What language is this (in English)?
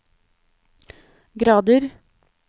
Norwegian